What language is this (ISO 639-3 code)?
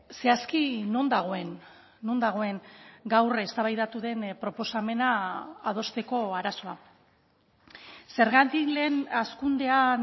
eus